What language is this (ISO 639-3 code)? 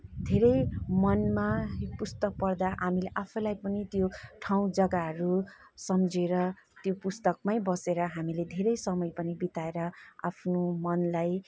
nep